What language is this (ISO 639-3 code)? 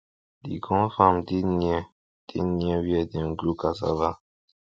pcm